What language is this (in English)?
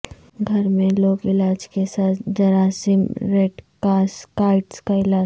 Urdu